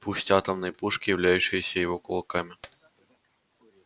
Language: Russian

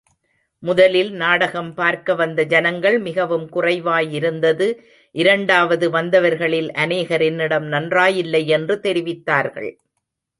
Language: Tamil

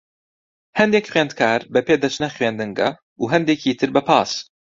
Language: Central Kurdish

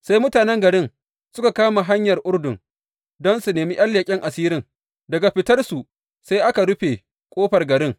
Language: Hausa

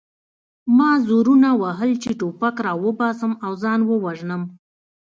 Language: Pashto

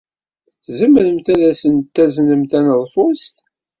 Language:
Kabyle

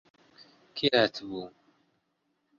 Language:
Central Kurdish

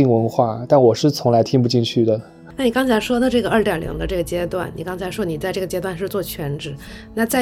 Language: Chinese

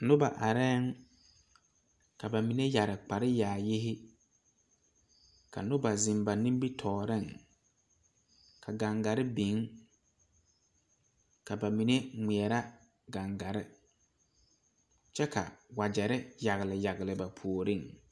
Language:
Southern Dagaare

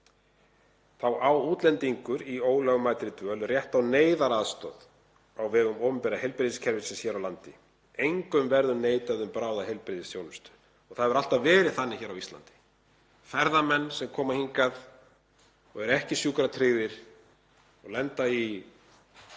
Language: Icelandic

